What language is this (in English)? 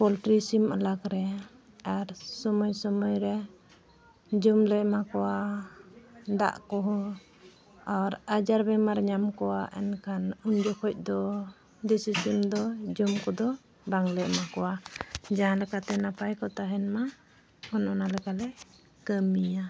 Santali